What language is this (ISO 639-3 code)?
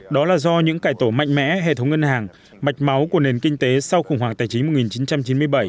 vie